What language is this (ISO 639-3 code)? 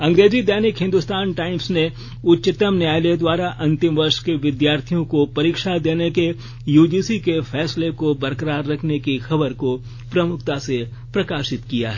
hin